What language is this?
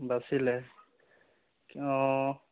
Assamese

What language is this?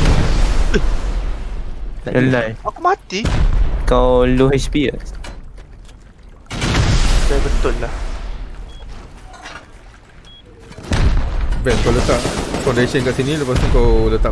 Malay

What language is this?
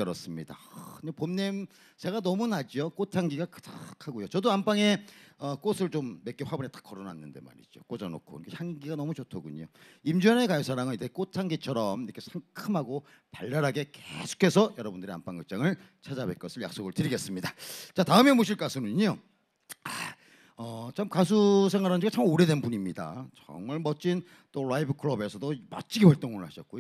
Korean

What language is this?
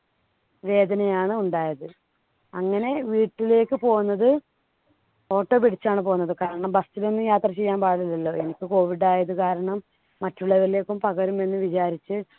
Malayalam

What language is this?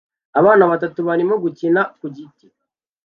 Kinyarwanda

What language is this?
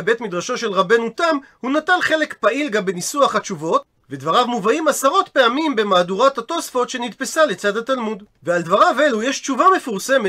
Hebrew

